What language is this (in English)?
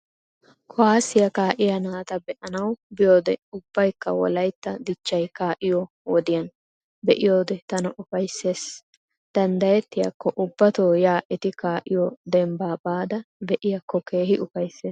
Wolaytta